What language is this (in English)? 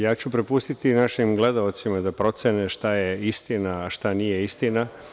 Serbian